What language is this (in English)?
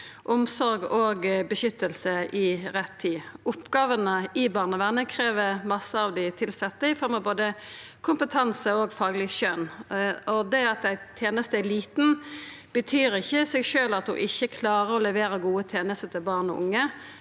Norwegian